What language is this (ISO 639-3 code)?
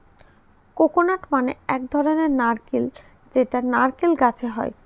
ben